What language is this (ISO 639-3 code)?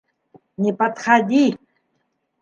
bak